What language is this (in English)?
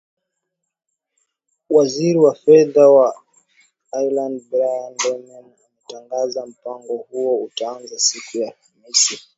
Swahili